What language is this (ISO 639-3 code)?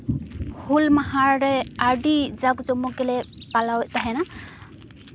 sat